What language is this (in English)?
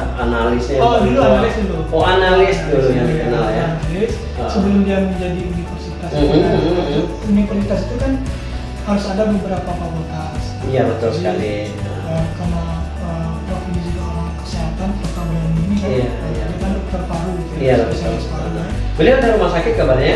Indonesian